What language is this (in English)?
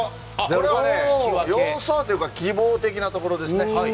Japanese